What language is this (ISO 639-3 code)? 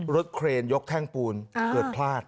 tha